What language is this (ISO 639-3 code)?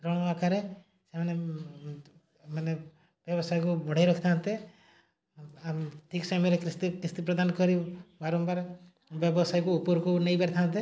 ori